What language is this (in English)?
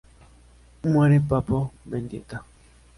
Spanish